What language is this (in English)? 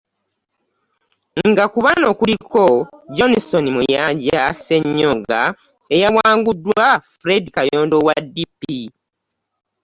Ganda